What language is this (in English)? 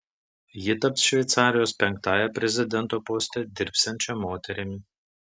Lithuanian